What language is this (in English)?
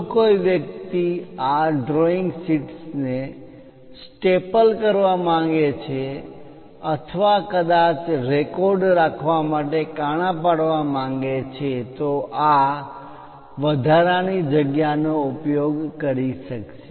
Gujarati